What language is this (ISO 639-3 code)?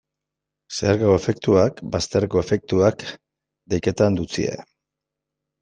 eus